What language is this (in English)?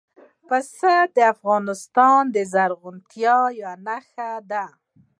Pashto